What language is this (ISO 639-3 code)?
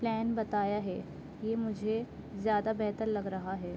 urd